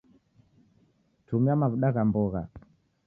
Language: Taita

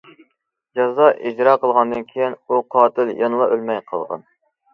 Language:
Uyghur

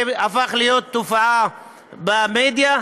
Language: Hebrew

